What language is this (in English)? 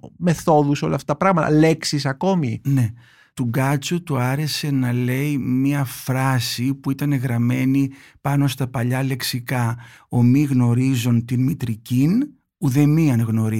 Greek